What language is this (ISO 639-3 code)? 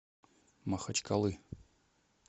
rus